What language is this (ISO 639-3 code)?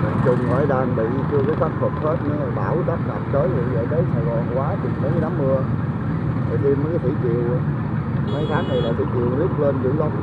vie